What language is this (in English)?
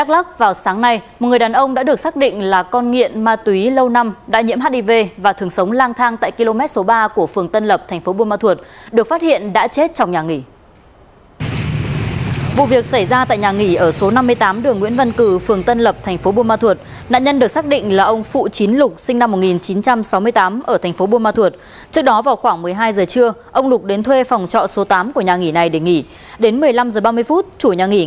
Vietnamese